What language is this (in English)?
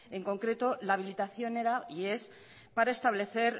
Spanish